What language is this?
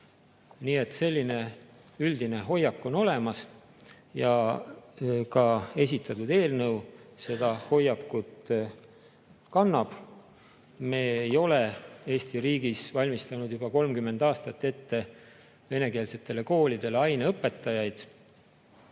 Estonian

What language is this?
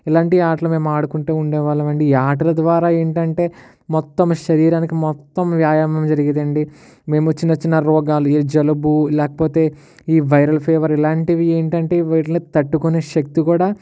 Telugu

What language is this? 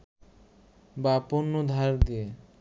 Bangla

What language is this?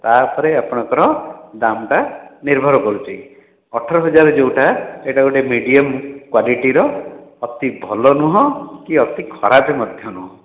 Odia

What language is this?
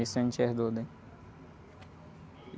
Portuguese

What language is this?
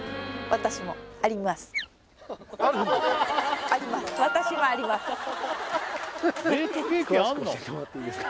Japanese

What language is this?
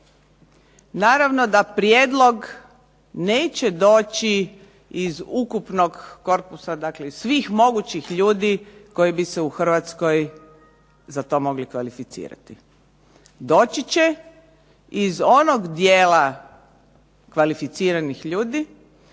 Croatian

